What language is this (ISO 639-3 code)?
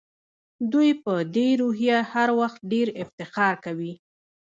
pus